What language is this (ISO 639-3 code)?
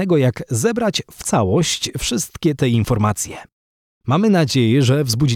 pol